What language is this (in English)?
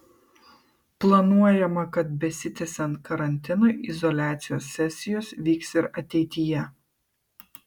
Lithuanian